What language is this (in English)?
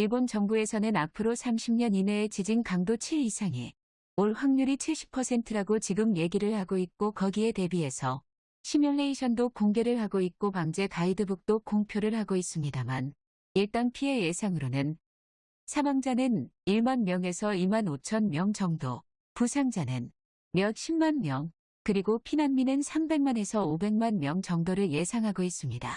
Korean